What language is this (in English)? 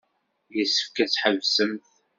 Kabyle